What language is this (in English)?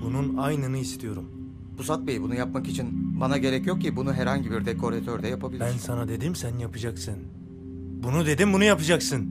Turkish